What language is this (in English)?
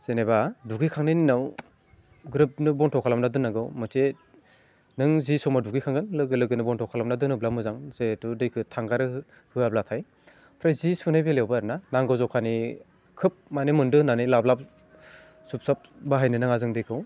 Bodo